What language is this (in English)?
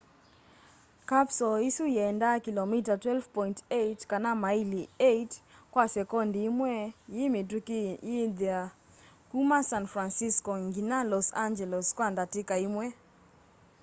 Kamba